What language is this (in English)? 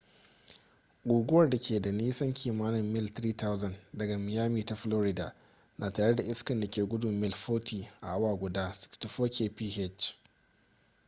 Hausa